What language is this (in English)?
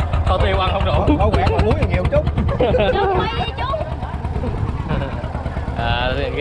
Vietnamese